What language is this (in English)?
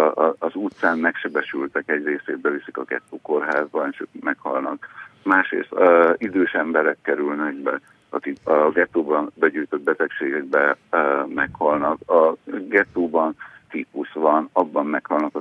Hungarian